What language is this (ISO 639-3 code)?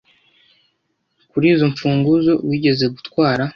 kin